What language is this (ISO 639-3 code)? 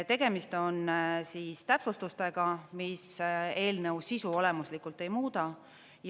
est